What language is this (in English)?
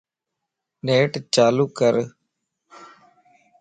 Lasi